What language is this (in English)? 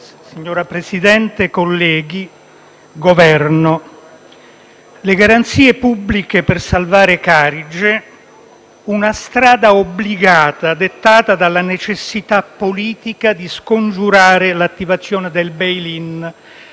Italian